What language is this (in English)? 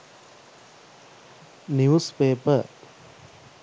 Sinhala